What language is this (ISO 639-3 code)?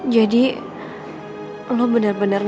ind